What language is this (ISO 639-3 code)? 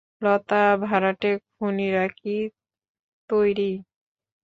ben